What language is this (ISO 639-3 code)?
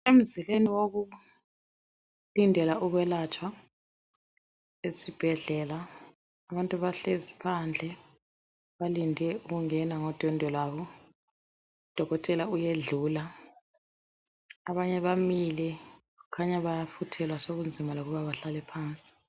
nde